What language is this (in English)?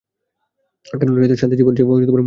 Bangla